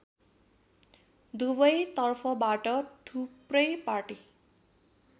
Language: Nepali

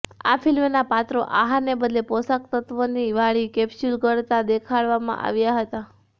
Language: Gujarati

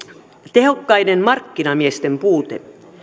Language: Finnish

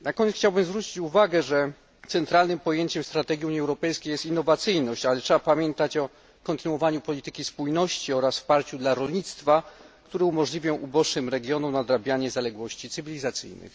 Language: Polish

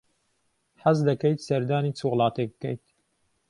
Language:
Central Kurdish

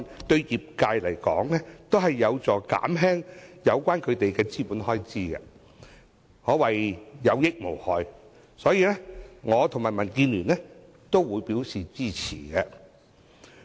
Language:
Cantonese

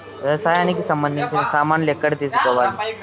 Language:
Telugu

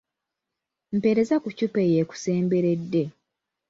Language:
Ganda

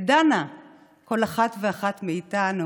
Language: Hebrew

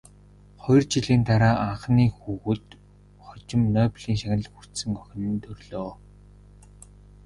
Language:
Mongolian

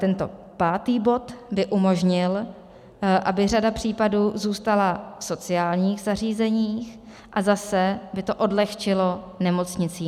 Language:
Czech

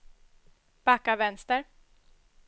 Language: Swedish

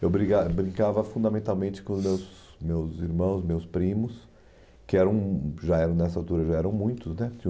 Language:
Portuguese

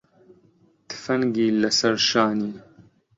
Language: Central Kurdish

